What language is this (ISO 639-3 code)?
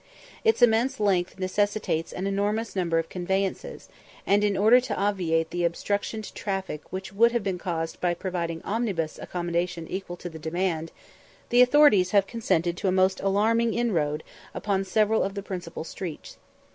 eng